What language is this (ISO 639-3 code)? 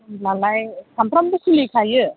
brx